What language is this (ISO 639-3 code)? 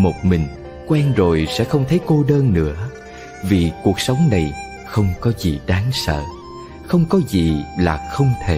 vie